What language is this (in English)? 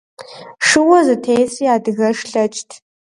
Kabardian